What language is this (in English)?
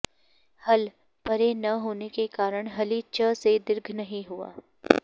Sanskrit